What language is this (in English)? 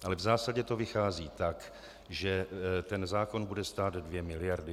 Czech